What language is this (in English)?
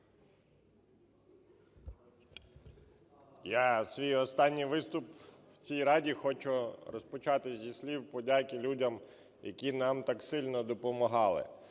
Ukrainian